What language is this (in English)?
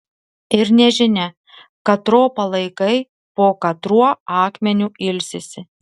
Lithuanian